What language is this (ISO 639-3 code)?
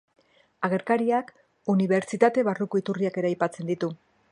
eus